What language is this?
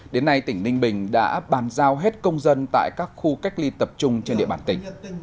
Vietnamese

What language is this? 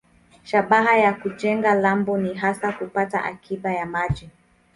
Swahili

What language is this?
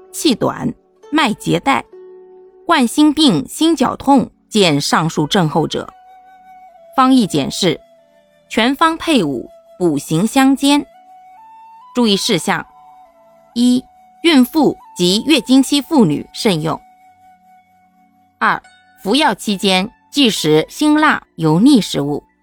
Chinese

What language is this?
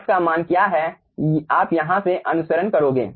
Hindi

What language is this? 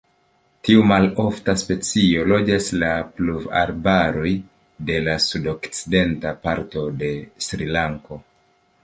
Esperanto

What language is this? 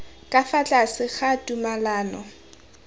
Tswana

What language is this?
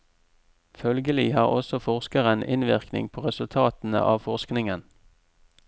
Norwegian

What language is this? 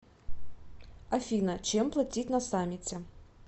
Russian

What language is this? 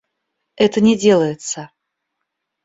Russian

